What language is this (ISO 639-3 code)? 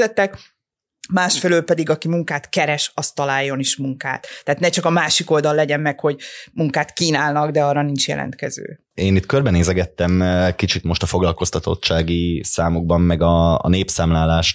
hun